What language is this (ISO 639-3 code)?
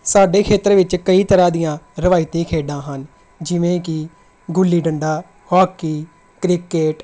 pan